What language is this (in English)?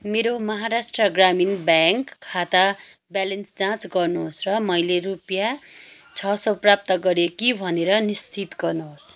Nepali